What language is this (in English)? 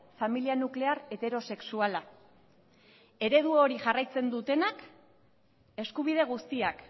Basque